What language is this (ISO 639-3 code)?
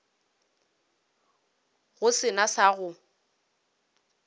nso